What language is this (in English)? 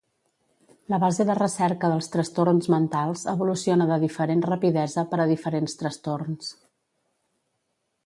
Catalan